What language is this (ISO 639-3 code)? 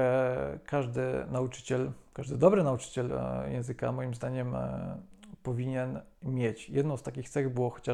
pol